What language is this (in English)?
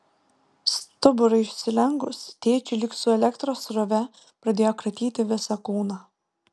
Lithuanian